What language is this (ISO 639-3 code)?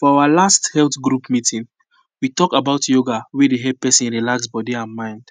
pcm